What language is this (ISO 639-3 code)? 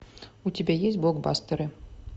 rus